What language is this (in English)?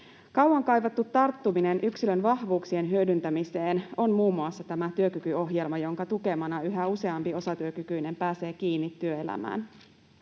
Finnish